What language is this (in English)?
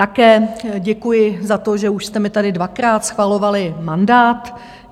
Czech